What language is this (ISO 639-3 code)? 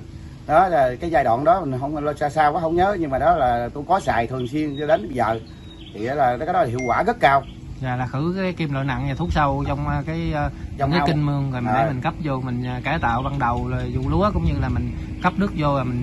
vie